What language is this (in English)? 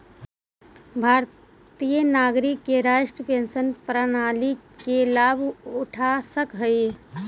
Magahi